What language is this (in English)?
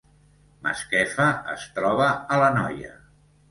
Catalan